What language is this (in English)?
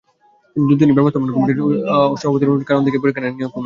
Bangla